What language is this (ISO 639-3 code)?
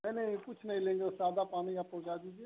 hin